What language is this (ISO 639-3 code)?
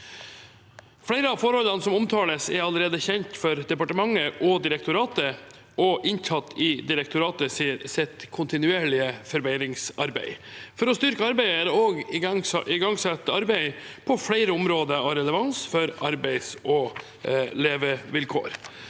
nor